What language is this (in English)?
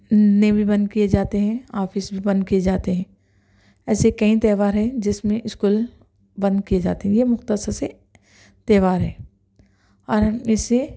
Urdu